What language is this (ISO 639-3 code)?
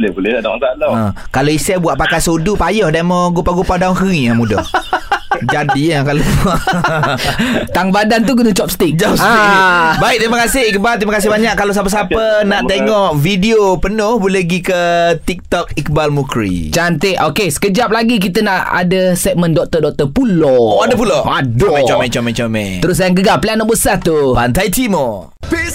msa